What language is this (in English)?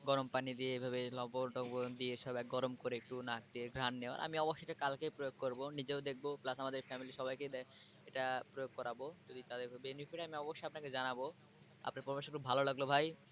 Bangla